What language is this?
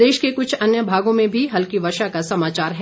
Hindi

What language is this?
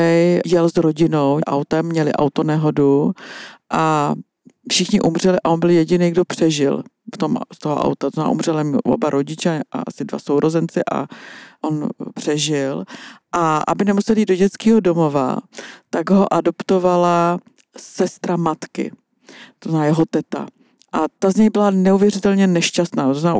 Czech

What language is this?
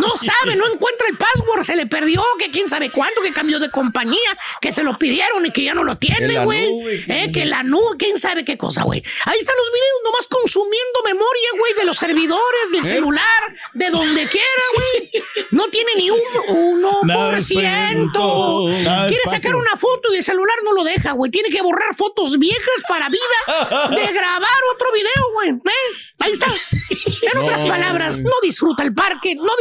Spanish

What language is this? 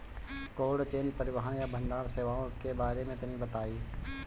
Bhojpuri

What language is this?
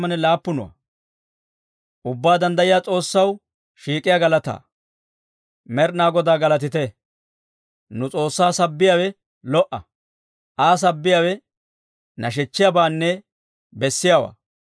Dawro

